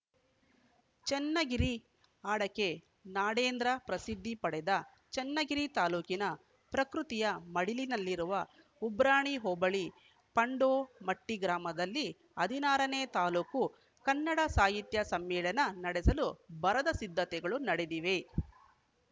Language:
Kannada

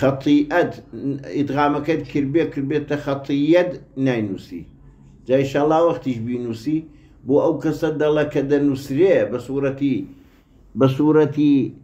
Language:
Arabic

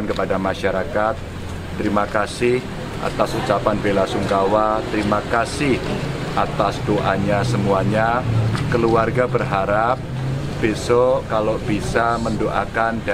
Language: Indonesian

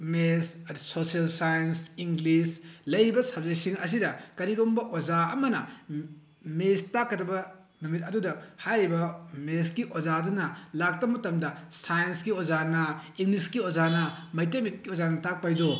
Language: Manipuri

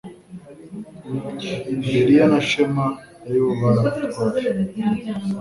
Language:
Kinyarwanda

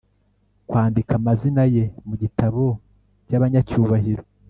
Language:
Kinyarwanda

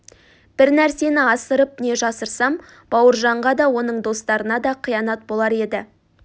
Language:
Kazakh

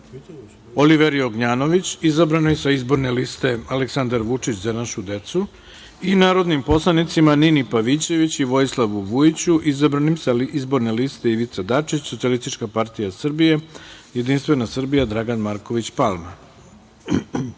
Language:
Serbian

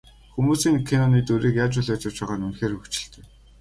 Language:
Mongolian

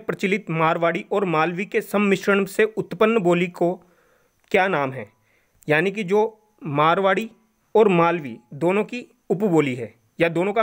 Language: Hindi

